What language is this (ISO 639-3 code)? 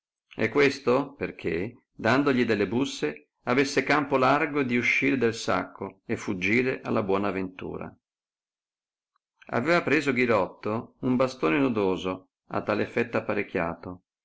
ita